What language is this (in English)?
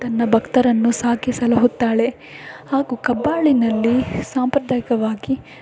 Kannada